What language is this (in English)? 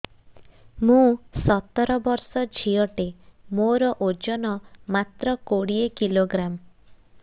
Odia